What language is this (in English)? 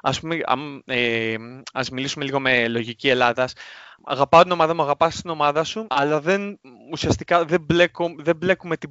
Greek